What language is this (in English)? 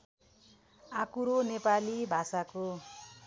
Nepali